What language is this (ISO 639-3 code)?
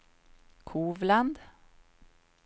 swe